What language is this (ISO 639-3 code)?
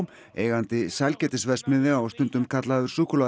isl